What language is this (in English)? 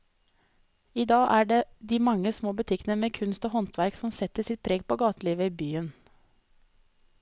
Norwegian